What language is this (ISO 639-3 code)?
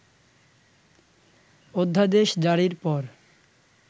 ben